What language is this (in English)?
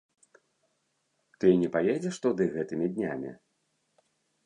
Belarusian